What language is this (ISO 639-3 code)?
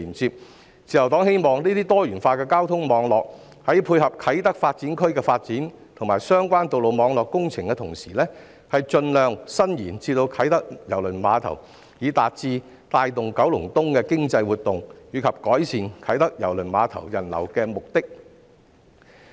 yue